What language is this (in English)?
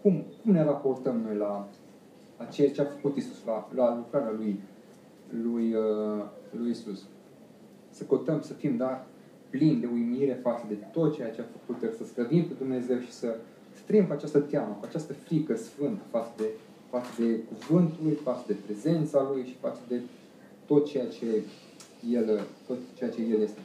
Romanian